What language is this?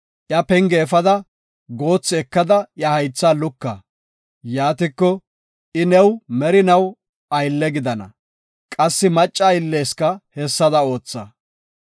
Gofa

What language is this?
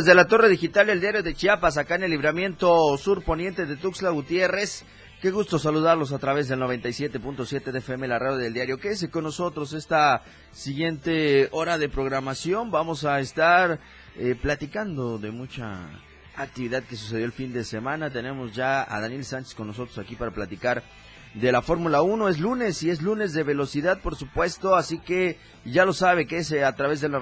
Spanish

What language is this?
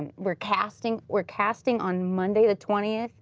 English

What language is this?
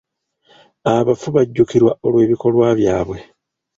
Ganda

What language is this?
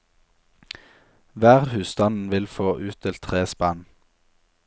Norwegian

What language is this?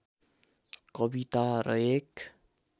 Nepali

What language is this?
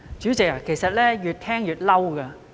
Cantonese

